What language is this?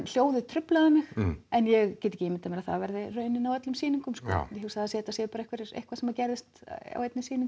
Icelandic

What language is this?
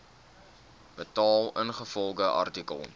Afrikaans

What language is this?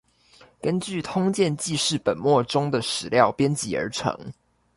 Chinese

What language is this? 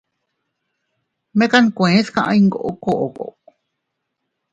Teutila Cuicatec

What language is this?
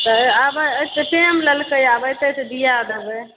Maithili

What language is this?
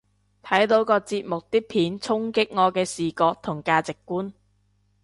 Cantonese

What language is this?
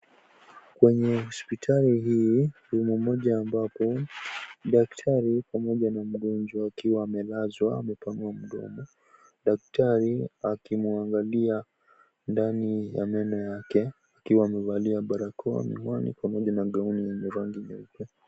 Swahili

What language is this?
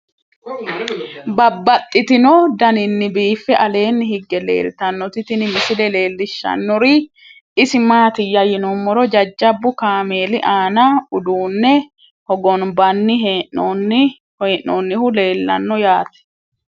Sidamo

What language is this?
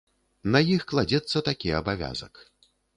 Belarusian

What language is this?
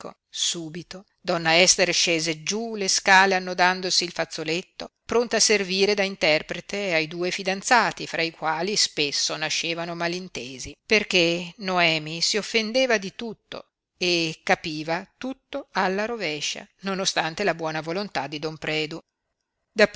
Italian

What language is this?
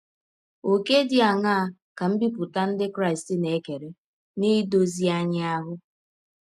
Igbo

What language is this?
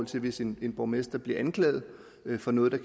Danish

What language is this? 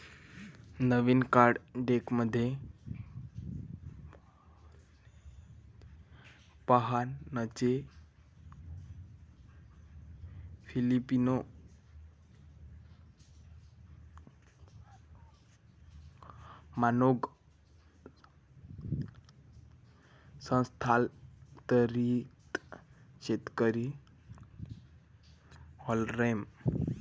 Marathi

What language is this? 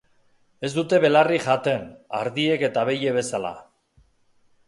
Basque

